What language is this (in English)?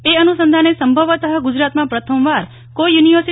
Gujarati